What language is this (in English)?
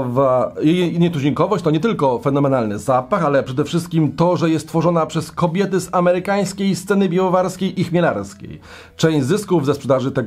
Polish